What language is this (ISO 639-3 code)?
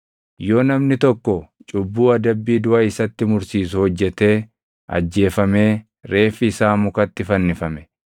orm